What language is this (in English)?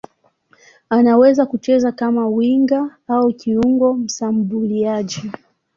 Swahili